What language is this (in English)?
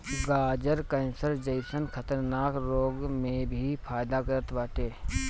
Bhojpuri